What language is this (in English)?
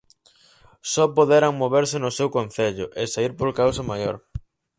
Galician